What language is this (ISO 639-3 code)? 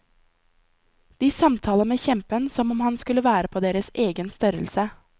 nor